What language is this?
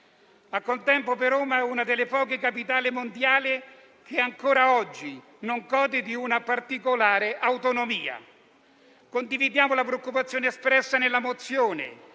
Italian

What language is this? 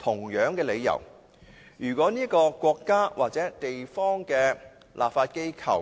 Cantonese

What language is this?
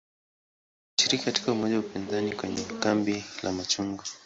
Swahili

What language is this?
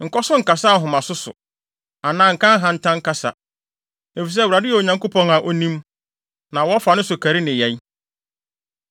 Akan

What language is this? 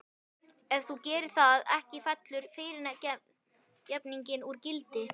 Icelandic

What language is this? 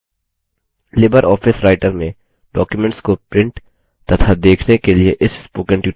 Hindi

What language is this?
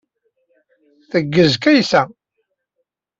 Kabyle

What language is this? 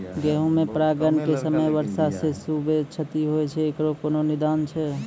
Maithili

